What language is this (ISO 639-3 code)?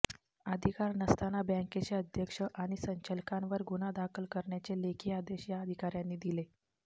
mar